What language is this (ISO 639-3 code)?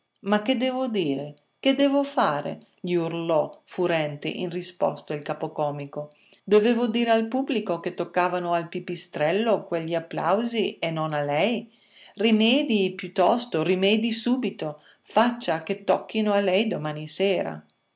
ita